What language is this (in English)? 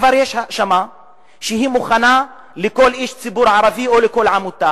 Hebrew